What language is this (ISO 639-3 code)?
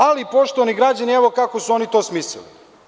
srp